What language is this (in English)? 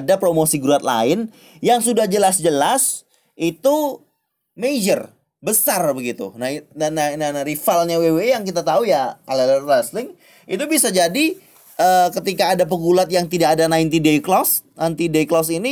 Indonesian